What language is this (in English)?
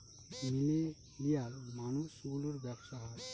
Bangla